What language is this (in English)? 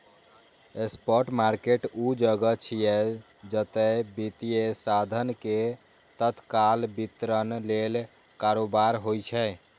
Maithili